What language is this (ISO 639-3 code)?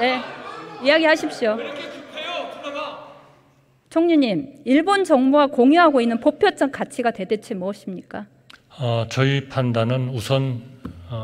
kor